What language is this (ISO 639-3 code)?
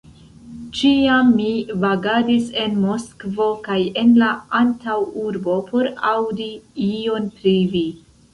epo